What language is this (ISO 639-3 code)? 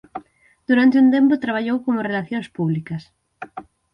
glg